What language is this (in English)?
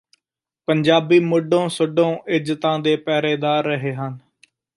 Punjabi